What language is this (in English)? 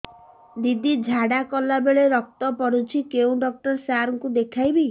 Odia